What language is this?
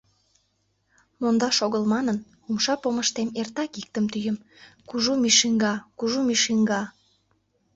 Mari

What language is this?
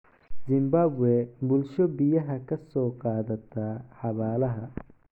Somali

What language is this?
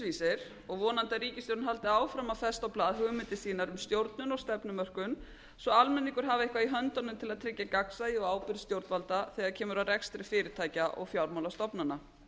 Icelandic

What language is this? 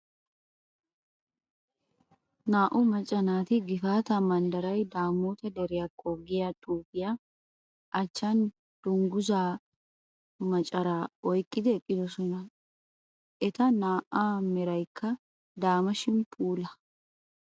Wolaytta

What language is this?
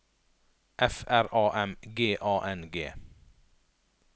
Norwegian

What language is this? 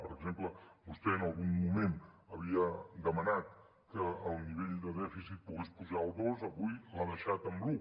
Catalan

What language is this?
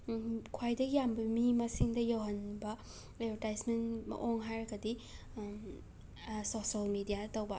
Manipuri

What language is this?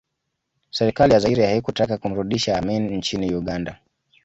Swahili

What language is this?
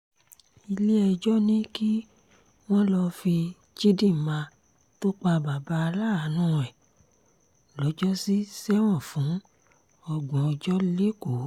Yoruba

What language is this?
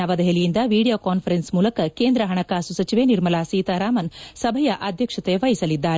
Kannada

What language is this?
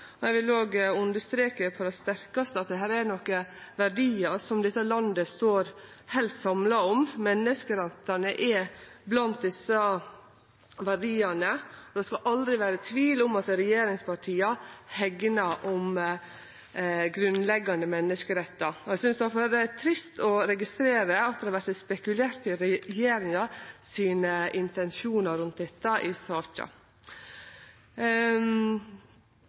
Norwegian Nynorsk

